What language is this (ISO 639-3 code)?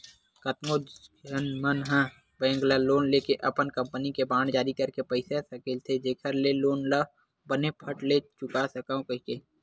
hne